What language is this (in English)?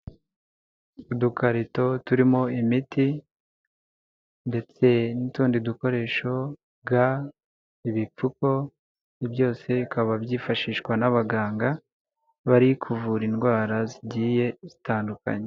Kinyarwanda